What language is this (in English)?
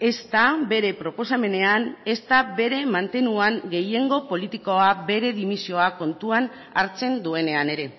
Basque